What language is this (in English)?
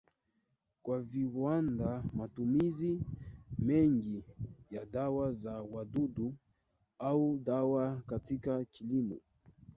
Swahili